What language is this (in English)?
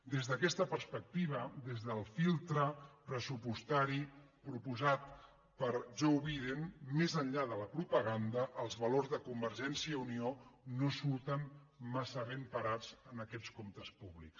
Catalan